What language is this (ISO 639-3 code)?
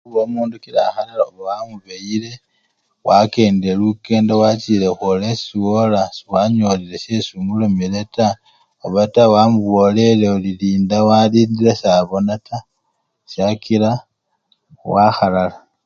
luy